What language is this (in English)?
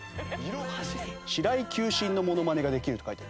Japanese